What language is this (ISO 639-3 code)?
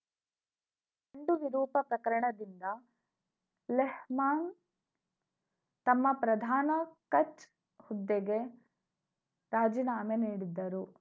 kan